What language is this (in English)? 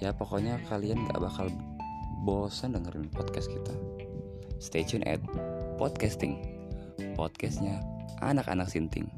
Indonesian